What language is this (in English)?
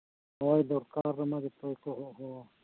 Santali